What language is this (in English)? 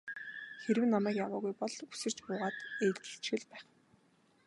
Mongolian